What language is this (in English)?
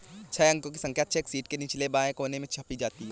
Hindi